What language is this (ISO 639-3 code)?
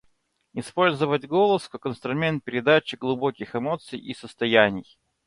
rus